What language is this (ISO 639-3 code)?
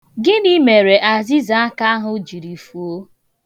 ibo